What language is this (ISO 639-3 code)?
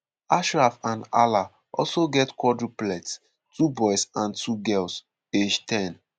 pcm